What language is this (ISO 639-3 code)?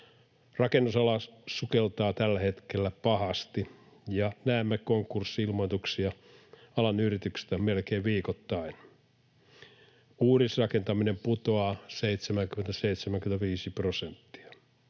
fin